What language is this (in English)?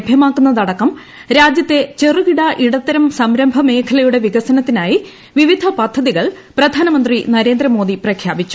Malayalam